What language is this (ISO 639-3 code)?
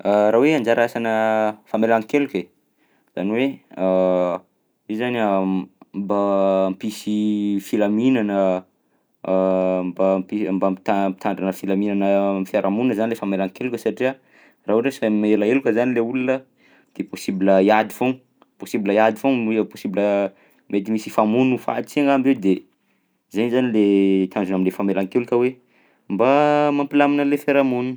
bzc